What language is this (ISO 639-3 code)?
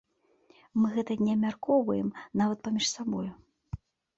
bel